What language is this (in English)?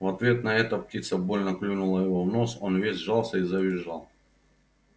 Russian